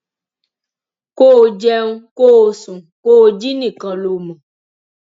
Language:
Yoruba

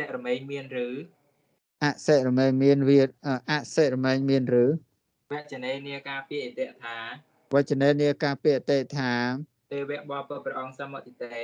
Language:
Thai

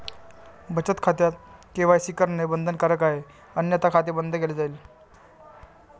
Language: Marathi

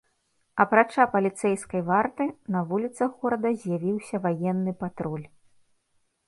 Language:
Belarusian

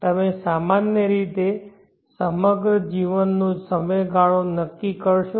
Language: Gujarati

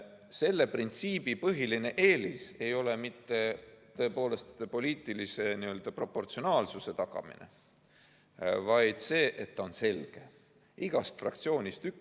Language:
Estonian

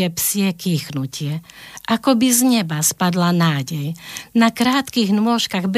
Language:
Slovak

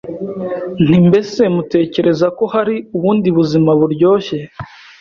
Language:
Kinyarwanda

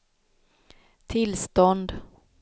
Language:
Swedish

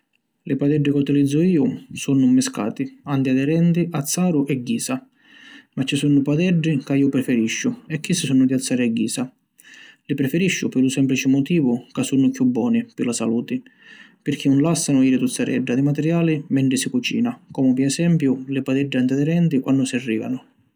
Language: Sicilian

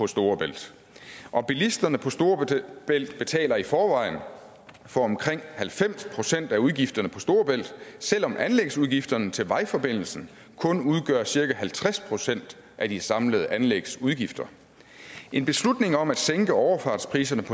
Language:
Danish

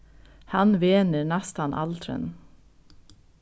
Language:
Faroese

